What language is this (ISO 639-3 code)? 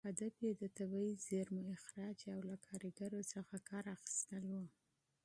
pus